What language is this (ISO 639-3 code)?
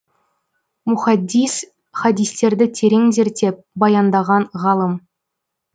kaz